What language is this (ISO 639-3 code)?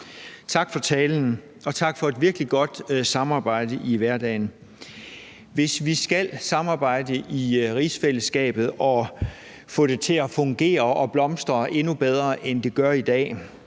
dan